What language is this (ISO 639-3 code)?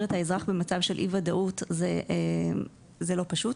heb